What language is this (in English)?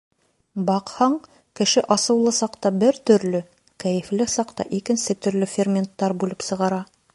Bashkir